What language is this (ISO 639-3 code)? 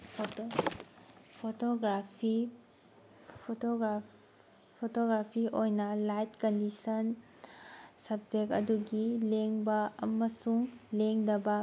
mni